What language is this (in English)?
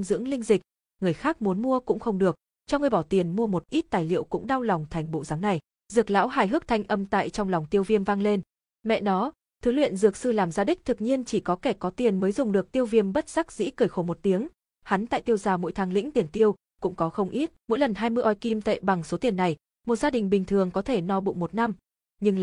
Vietnamese